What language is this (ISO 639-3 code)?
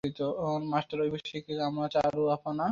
ben